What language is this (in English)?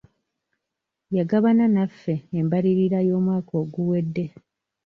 Ganda